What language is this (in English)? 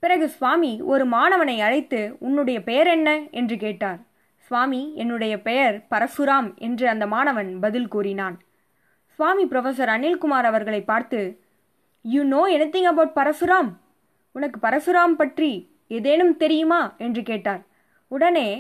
Tamil